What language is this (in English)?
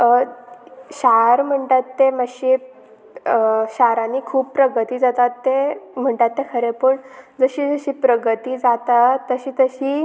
Konkani